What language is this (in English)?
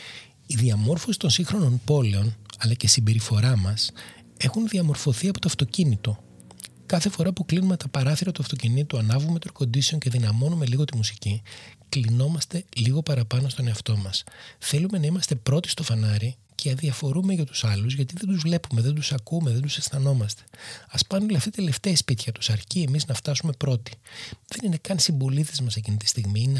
Greek